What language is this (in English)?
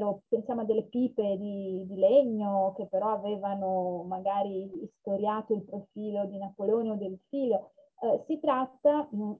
Italian